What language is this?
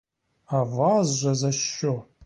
Ukrainian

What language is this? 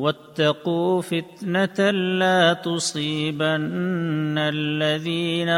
Urdu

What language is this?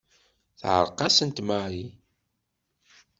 Kabyle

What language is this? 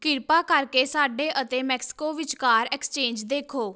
Punjabi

